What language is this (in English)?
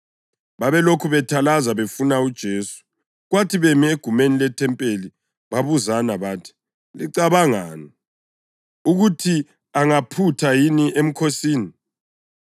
North Ndebele